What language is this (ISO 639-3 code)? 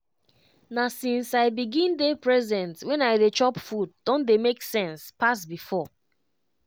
pcm